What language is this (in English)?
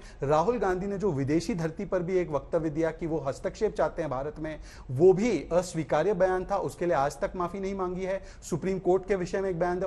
Hindi